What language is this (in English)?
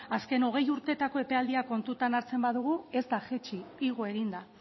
Basque